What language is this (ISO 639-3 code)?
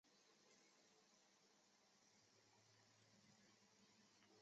zho